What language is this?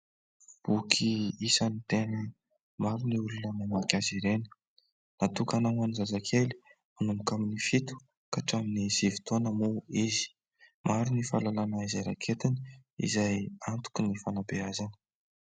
Malagasy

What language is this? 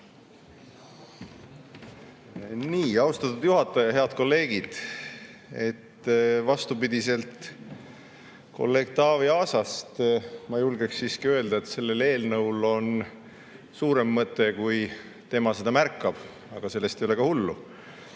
Estonian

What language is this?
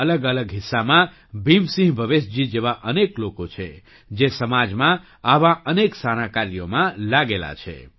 Gujarati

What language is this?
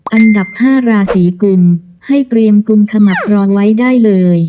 Thai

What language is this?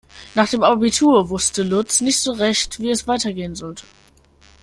German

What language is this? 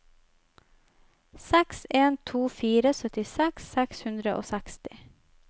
Norwegian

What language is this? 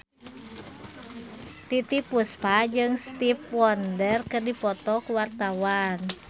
Sundanese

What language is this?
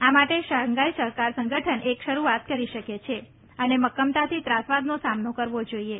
Gujarati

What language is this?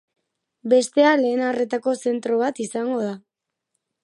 Basque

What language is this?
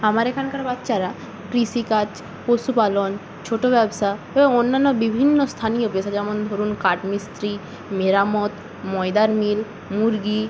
Bangla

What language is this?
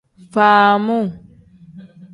Tem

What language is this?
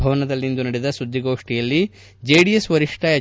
Kannada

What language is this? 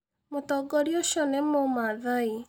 Kikuyu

